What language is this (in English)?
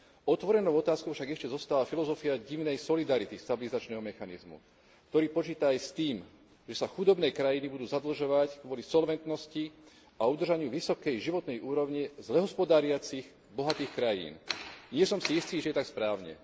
Slovak